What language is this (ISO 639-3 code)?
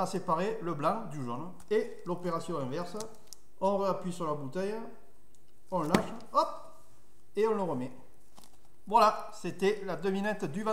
fra